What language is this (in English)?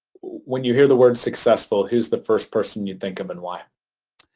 English